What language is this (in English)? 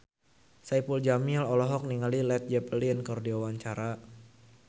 Sundanese